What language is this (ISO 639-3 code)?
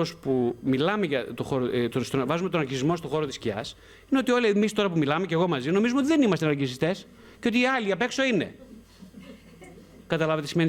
ell